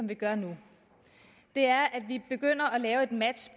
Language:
Danish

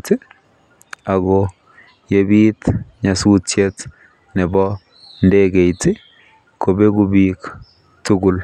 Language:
Kalenjin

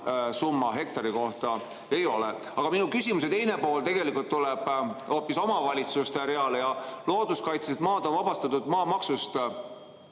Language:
Estonian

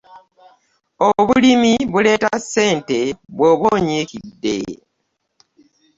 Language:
Ganda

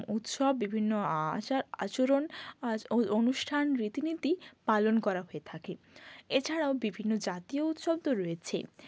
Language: Bangla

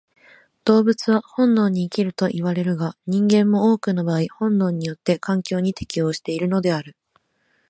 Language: Japanese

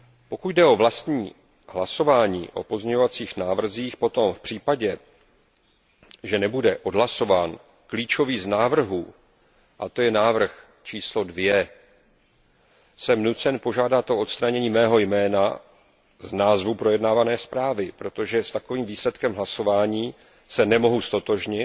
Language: Czech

